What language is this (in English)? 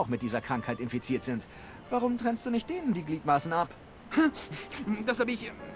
German